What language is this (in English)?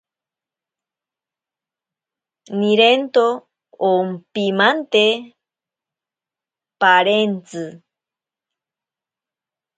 Ashéninka Perené